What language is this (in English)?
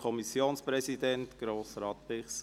Swiss German